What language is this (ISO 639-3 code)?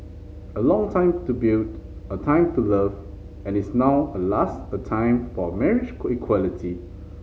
eng